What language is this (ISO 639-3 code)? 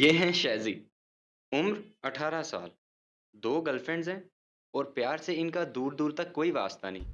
hin